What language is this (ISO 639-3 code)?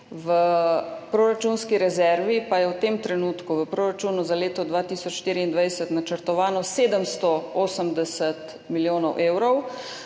slv